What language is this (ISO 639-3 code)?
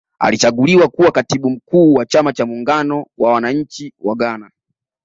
swa